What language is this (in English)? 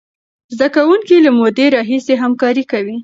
Pashto